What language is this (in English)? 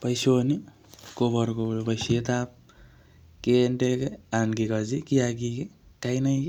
Kalenjin